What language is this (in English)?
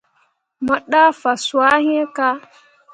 Mundang